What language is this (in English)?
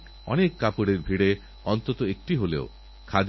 Bangla